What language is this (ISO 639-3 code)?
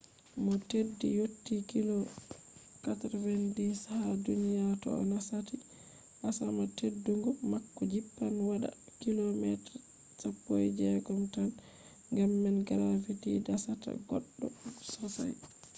ful